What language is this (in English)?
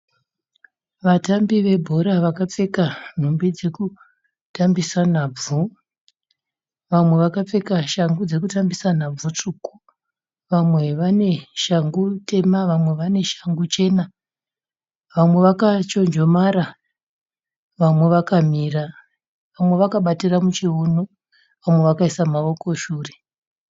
Shona